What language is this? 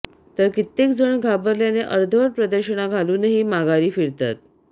Marathi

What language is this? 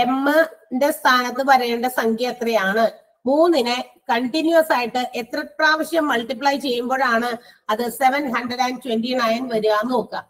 Malayalam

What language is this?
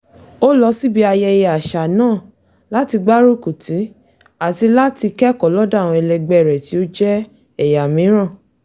Yoruba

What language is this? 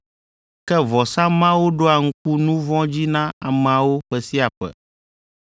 Ewe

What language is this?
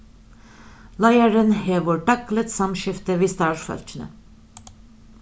Faroese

